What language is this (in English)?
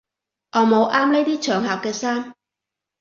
Cantonese